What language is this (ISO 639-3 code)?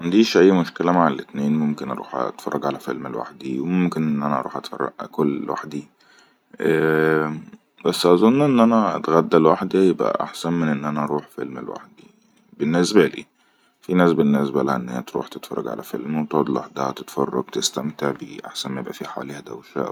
arz